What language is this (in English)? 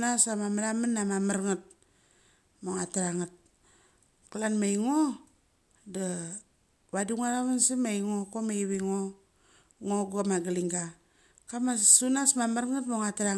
Mali